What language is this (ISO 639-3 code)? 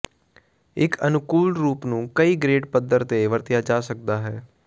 pan